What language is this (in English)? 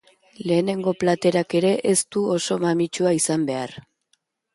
Basque